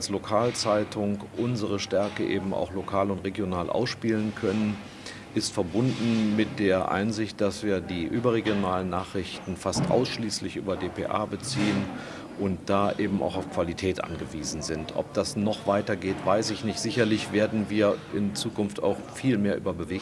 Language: German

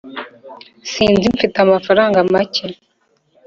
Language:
Kinyarwanda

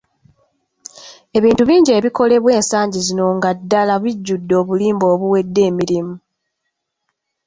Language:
Ganda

